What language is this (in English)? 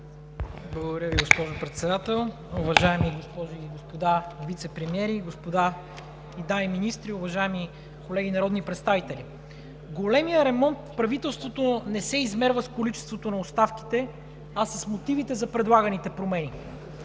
Bulgarian